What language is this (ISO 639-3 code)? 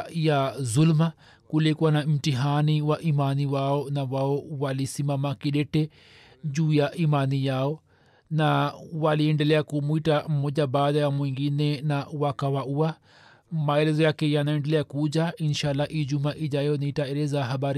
swa